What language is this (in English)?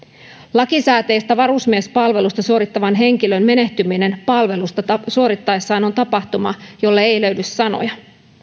Finnish